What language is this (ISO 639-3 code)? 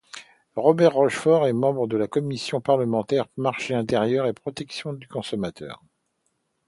fra